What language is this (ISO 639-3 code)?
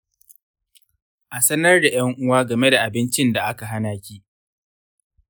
hau